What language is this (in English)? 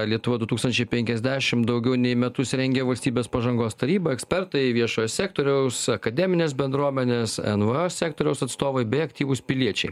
Lithuanian